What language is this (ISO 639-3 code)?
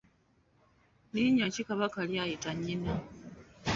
lug